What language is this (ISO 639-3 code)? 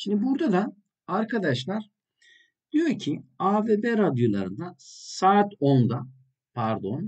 tur